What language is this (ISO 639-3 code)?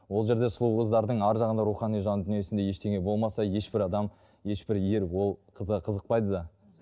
kaz